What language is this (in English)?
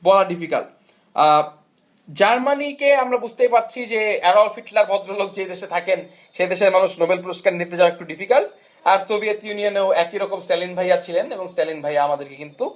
Bangla